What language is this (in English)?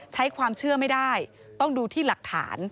Thai